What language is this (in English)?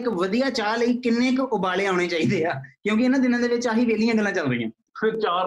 Punjabi